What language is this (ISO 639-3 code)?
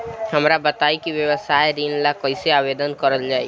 bho